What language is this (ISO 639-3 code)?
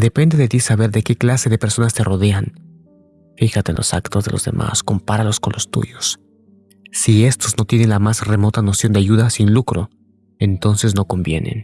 spa